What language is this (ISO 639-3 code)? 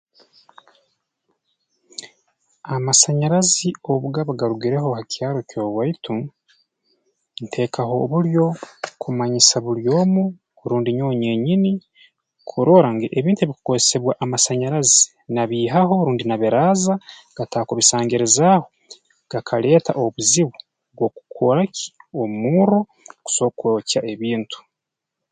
ttj